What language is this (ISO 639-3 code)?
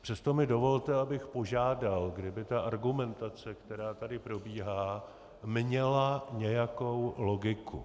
ces